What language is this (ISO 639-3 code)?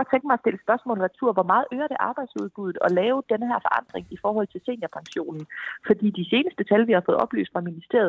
dan